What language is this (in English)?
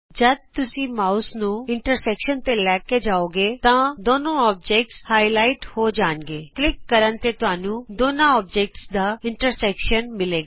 Punjabi